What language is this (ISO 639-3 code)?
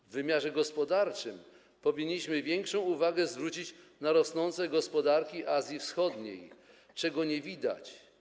pol